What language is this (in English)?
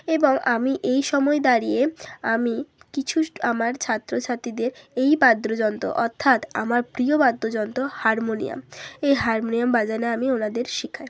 Bangla